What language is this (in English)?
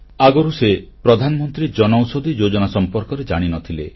Odia